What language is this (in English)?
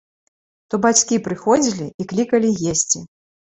Belarusian